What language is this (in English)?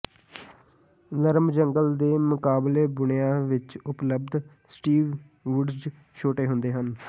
Punjabi